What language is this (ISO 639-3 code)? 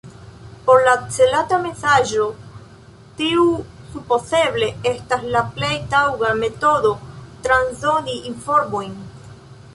epo